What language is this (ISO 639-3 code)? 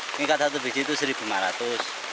ind